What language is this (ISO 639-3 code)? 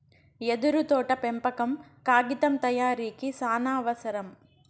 tel